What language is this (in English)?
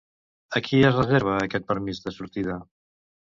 Catalan